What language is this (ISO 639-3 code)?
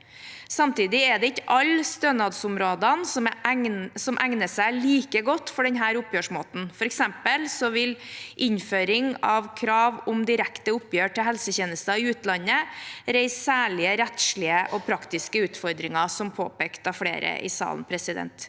nor